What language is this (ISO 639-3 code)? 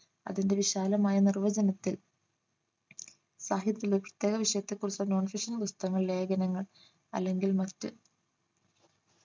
mal